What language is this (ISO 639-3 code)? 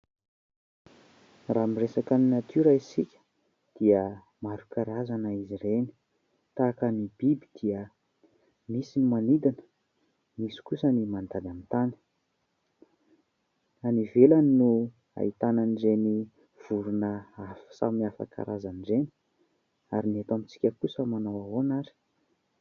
mlg